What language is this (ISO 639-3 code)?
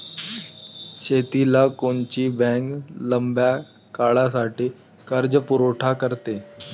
mar